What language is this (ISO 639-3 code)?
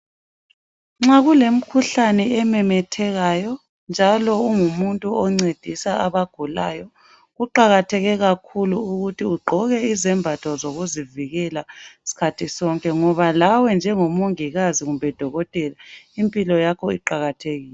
nde